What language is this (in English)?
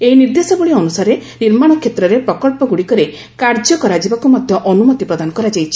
Odia